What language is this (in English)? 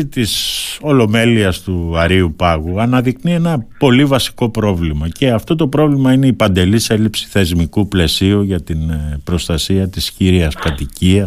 Greek